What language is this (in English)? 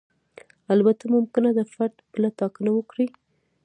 Pashto